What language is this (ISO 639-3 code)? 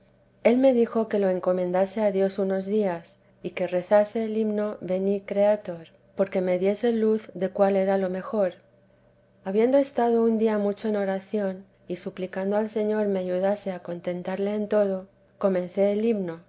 spa